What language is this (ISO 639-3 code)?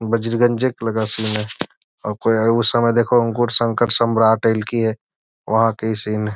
mag